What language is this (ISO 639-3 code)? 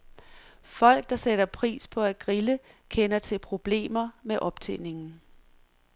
dan